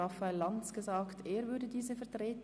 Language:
Swiss German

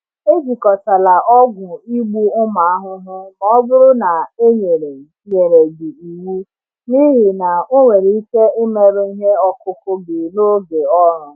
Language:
Igbo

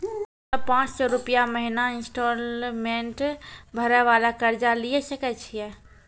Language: Maithili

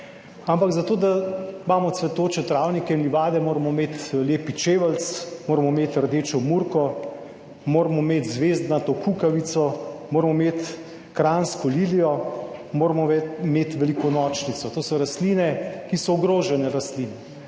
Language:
Slovenian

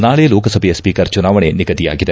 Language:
Kannada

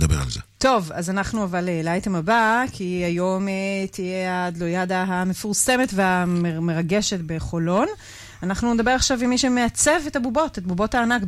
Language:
Hebrew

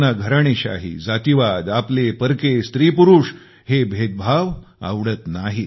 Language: Marathi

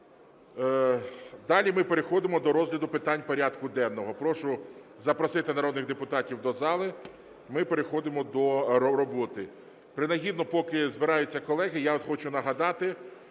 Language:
Ukrainian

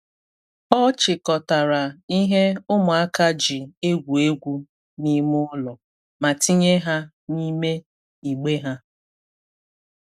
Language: Igbo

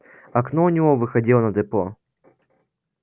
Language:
Russian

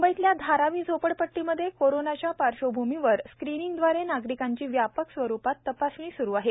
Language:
Marathi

